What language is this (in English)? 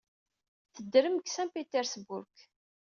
Kabyle